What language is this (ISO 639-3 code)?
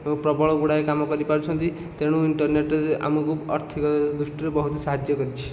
ori